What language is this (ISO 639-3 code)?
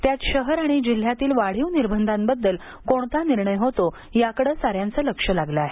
mar